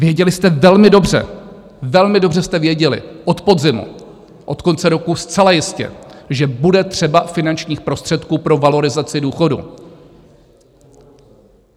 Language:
Czech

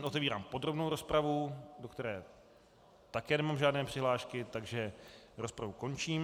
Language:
Czech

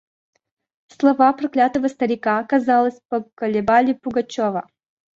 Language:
Russian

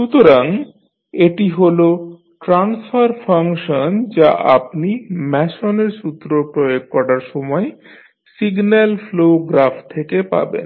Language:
Bangla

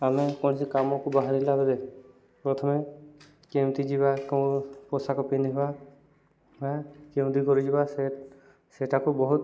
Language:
Odia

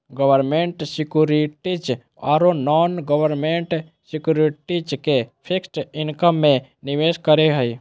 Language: Magahi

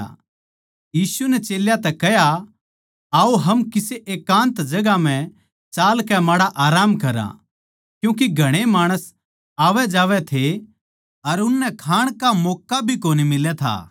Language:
Haryanvi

